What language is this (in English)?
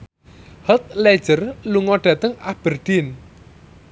Javanese